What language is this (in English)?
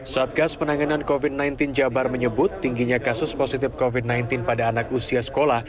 Indonesian